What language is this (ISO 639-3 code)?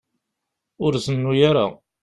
kab